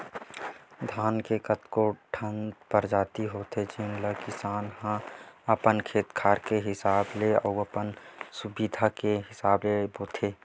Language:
Chhattisgarhi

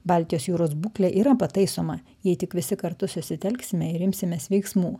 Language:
Lithuanian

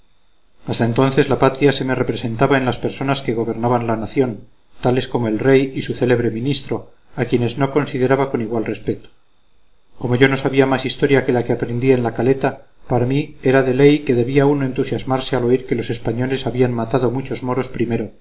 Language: Spanish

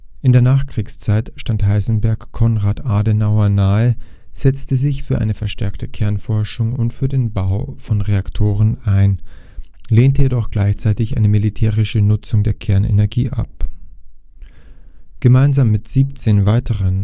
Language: German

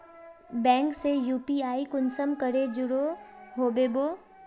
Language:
Magahi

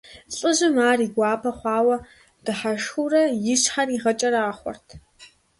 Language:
Kabardian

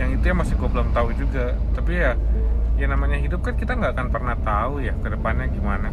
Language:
Indonesian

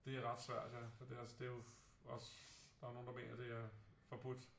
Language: Danish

